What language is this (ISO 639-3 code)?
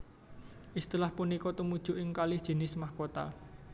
jav